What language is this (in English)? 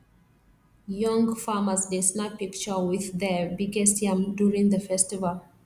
Nigerian Pidgin